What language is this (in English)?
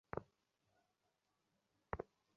Bangla